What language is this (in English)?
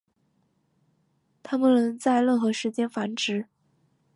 Chinese